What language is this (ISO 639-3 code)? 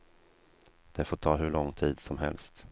swe